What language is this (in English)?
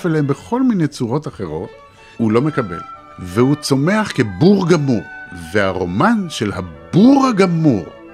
Hebrew